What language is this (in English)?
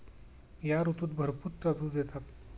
Marathi